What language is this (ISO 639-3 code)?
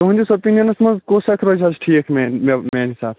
kas